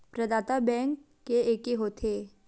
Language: Chhattisgarhi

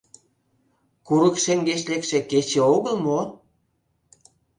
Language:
Mari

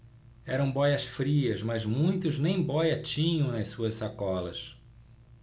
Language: Portuguese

